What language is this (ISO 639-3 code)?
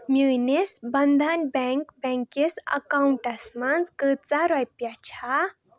kas